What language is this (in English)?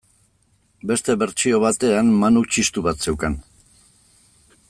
Basque